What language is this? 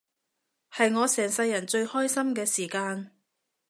Cantonese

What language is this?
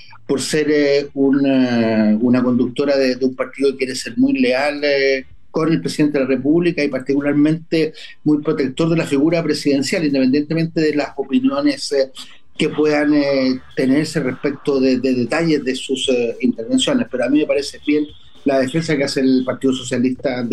Spanish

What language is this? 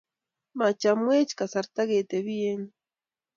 Kalenjin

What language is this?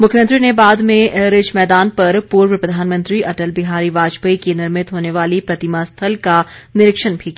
Hindi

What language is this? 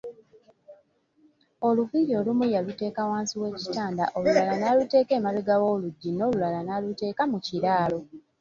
Ganda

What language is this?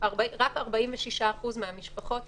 Hebrew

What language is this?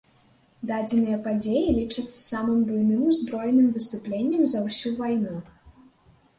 Belarusian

